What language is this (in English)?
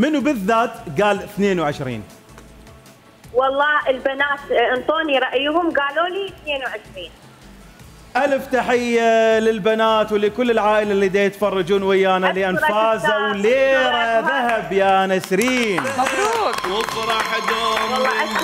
Arabic